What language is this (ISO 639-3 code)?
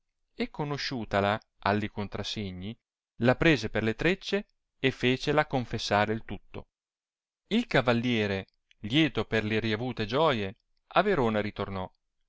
ita